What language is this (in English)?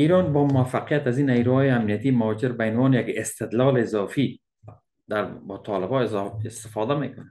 Persian